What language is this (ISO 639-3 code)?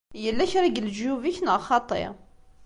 kab